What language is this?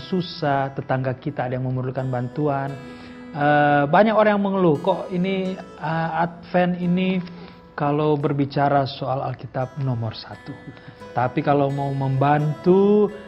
Indonesian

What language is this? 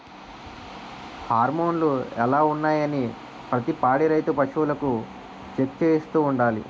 Telugu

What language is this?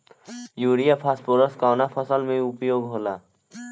Bhojpuri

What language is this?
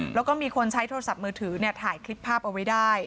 Thai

